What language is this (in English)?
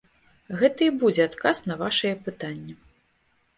Belarusian